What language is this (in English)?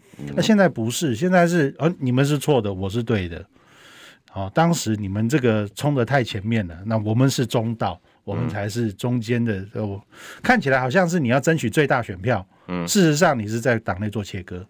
Chinese